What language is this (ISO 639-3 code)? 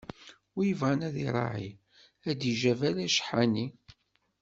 kab